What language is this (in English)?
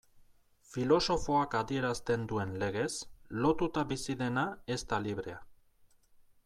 Basque